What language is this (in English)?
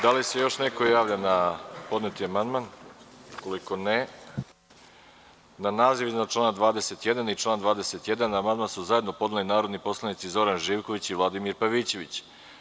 Serbian